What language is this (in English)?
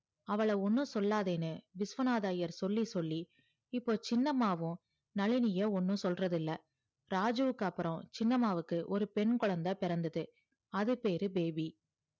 Tamil